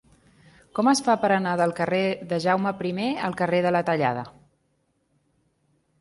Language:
Catalan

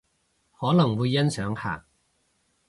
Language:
Cantonese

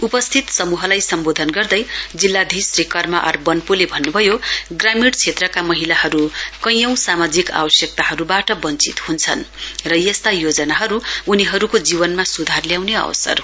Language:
Nepali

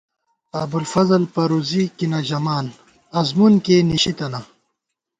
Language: Gawar-Bati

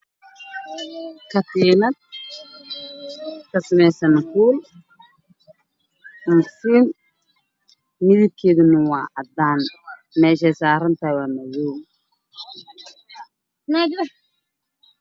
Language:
Somali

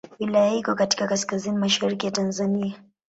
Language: Swahili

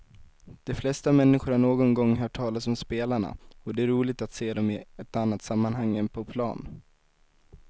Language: Swedish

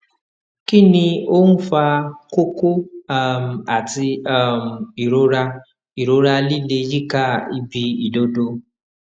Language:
Yoruba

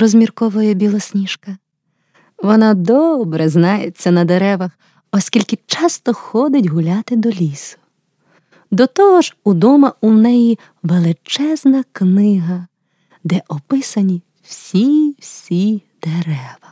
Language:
Ukrainian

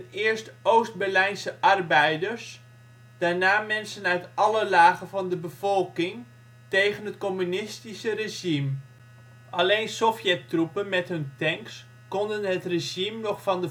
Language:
Dutch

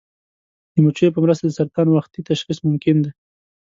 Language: Pashto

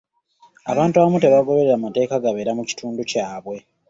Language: Ganda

